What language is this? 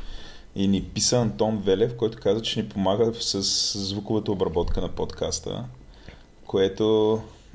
Bulgarian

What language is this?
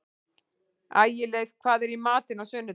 Icelandic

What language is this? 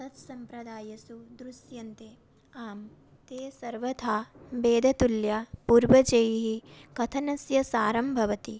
Sanskrit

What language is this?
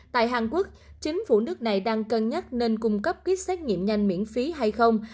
Vietnamese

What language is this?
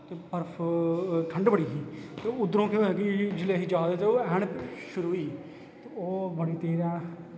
Dogri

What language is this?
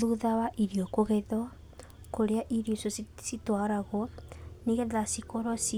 Kikuyu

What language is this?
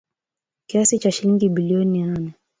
Swahili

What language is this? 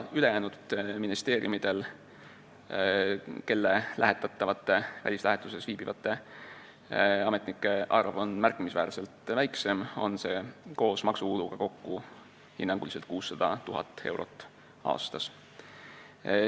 Estonian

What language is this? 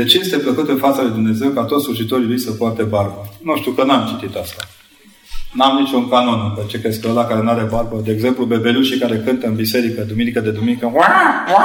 Romanian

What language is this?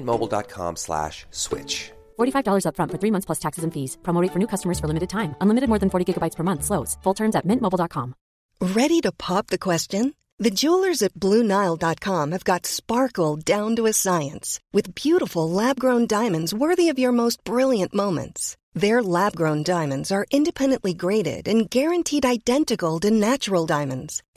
Filipino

